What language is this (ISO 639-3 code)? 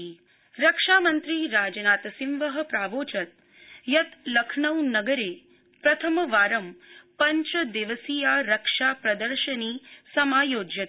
san